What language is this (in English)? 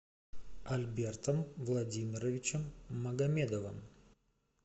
Russian